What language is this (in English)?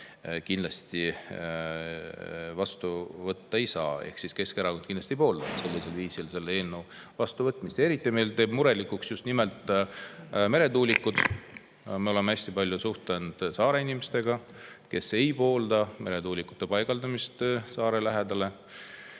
Estonian